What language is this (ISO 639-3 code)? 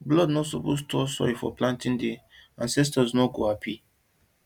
pcm